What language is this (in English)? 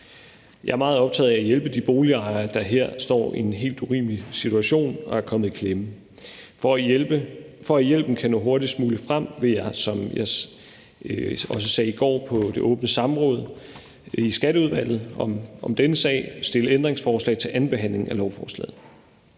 Danish